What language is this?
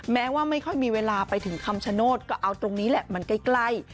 Thai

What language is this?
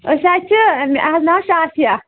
Kashmiri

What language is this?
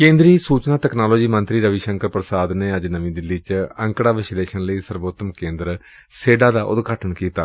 Punjabi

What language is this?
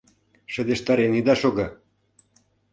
Mari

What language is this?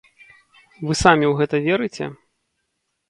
Belarusian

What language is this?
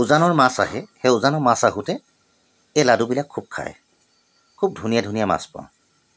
Assamese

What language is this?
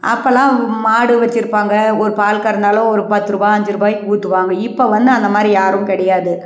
Tamil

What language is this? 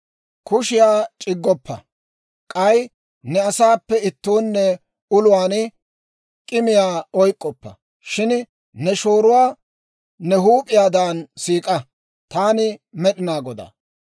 Dawro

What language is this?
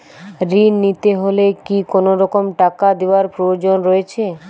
Bangla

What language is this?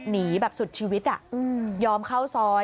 Thai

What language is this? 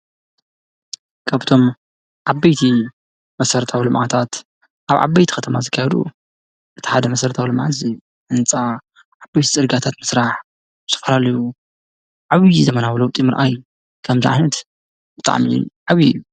Tigrinya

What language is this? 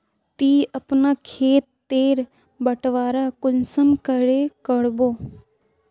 Magahi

